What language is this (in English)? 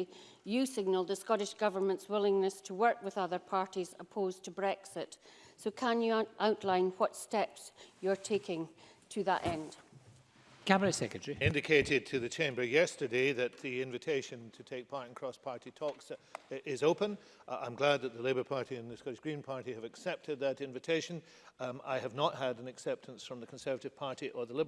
English